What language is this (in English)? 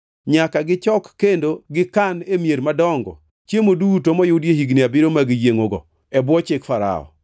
Luo (Kenya and Tanzania)